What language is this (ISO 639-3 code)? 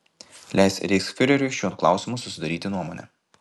lit